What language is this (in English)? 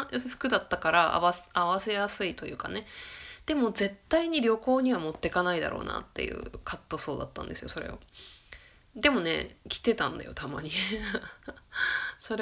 Japanese